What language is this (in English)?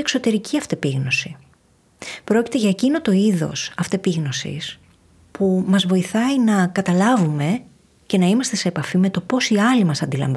Greek